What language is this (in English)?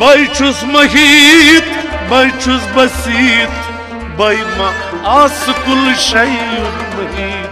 Romanian